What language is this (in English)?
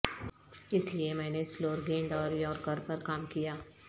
Urdu